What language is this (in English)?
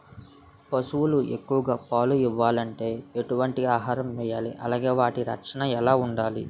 Telugu